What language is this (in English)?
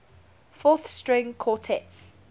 English